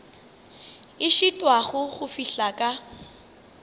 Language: Northern Sotho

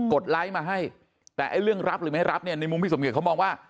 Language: Thai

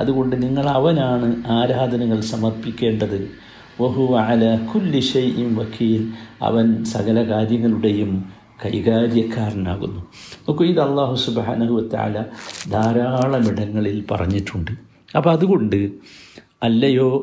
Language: Malayalam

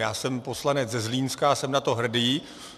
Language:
Czech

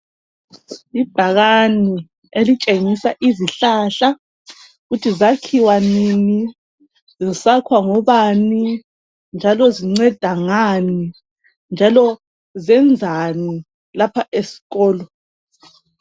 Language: North Ndebele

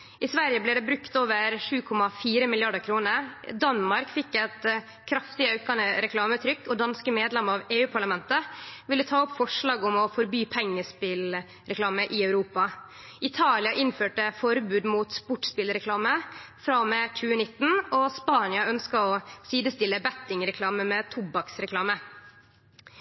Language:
Norwegian Nynorsk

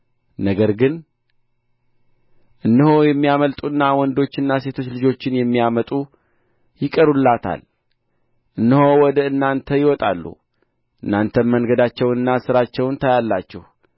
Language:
Amharic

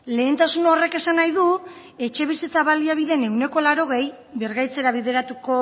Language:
Basque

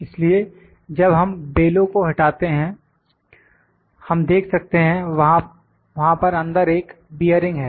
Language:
Hindi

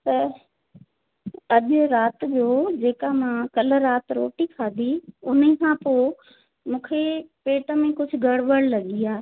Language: Sindhi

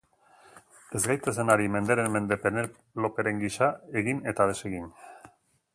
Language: Basque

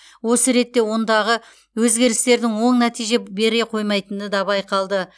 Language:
Kazakh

